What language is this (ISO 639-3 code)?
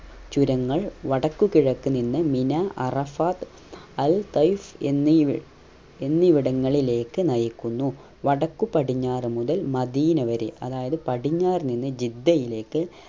mal